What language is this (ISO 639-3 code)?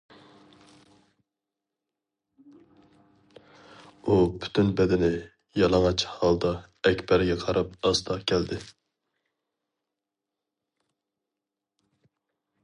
uig